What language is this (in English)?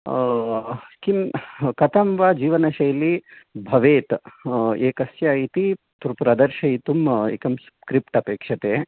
Sanskrit